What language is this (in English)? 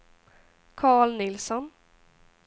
Swedish